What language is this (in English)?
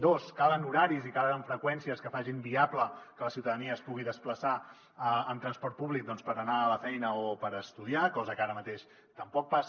Catalan